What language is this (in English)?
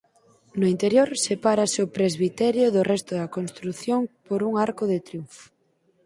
Galician